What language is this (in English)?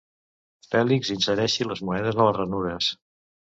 Catalan